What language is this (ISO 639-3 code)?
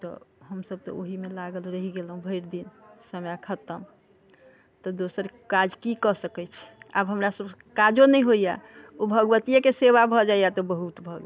mai